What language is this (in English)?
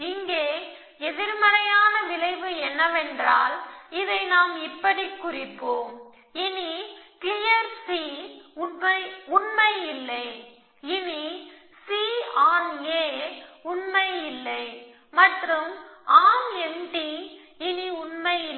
Tamil